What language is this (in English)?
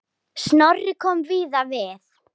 Icelandic